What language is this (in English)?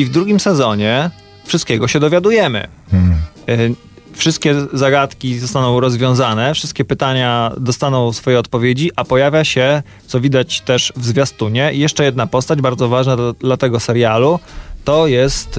Polish